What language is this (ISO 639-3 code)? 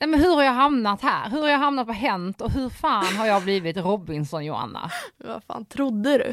swe